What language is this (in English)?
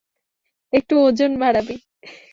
Bangla